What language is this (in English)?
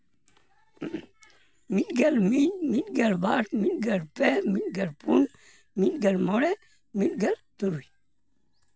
Santali